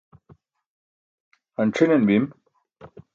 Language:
Burushaski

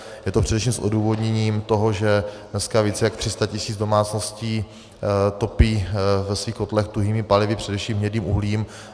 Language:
Czech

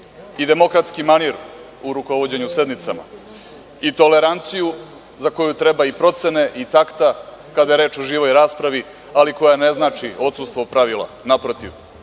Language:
Serbian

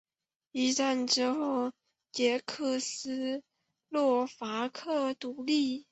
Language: Chinese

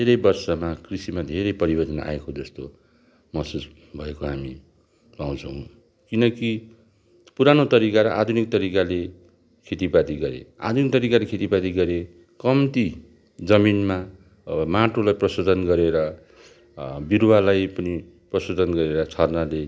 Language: Nepali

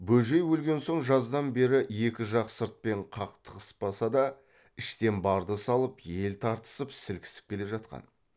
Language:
Kazakh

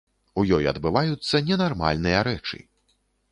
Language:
Belarusian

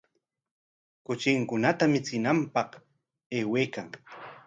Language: Corongo Ancash Quechua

